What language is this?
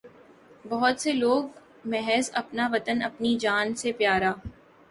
Urdu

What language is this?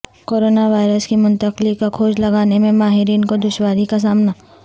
Urdu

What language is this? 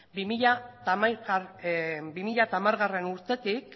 Basque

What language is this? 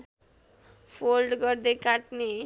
Nepali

